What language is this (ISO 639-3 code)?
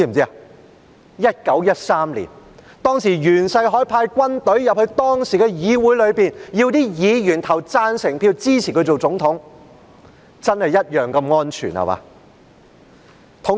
yue